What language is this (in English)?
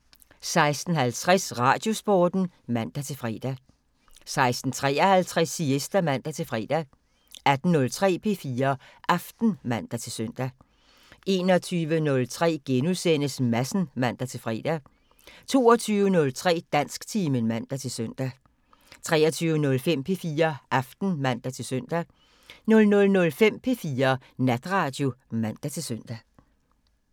Danish